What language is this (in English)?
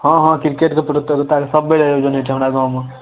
Maithili